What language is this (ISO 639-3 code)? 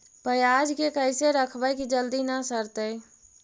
mag